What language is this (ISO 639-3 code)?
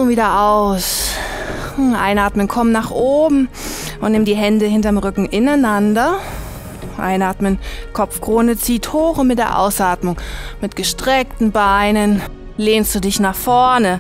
deu